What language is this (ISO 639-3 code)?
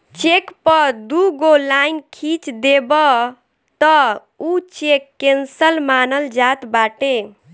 bho